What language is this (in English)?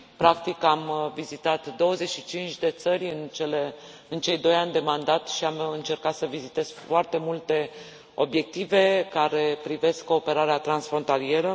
Romanian